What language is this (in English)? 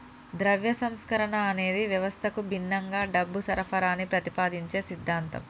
Telugu